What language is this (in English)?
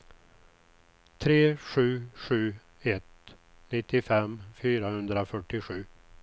Swedish